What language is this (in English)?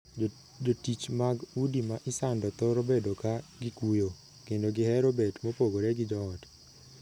Luo (Kenya and Tanzania)